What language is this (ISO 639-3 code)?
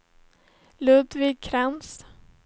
swe